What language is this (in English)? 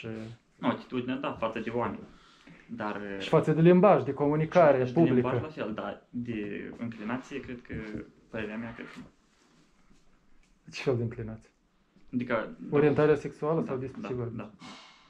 Romanian